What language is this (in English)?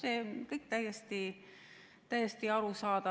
Estonian